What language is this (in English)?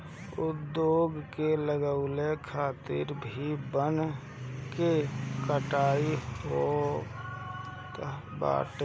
Bhojpuri